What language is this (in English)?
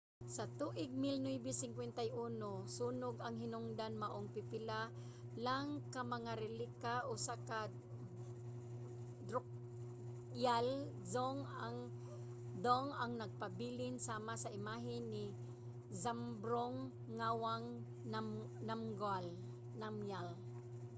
Cebuano